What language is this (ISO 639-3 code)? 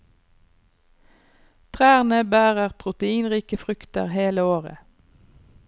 nor